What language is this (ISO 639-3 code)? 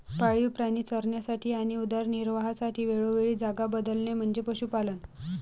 mar